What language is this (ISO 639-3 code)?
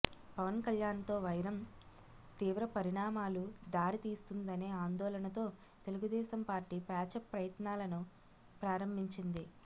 tel